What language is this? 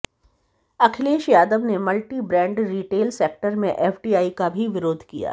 Hindi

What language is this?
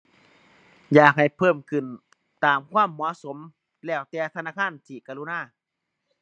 Thai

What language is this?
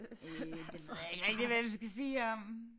Danish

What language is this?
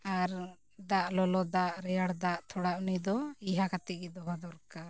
Santali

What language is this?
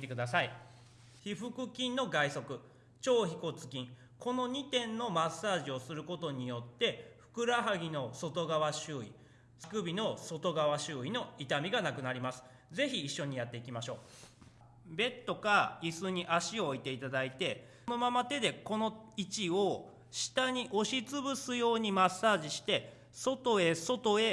Japanese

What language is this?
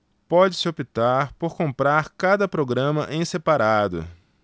Portuguese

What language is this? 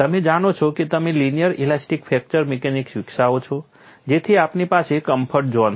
Gujarati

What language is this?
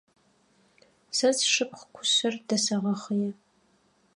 Adyghe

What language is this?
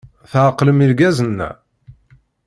Kabyle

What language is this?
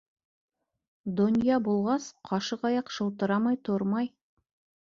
Bashkir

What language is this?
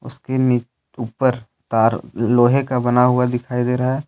Hindi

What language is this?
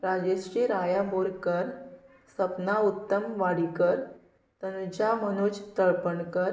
Konkani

